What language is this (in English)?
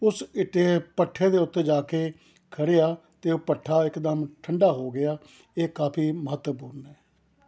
Punjabi